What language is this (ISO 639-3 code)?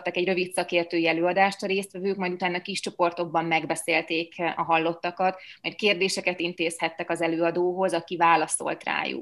hun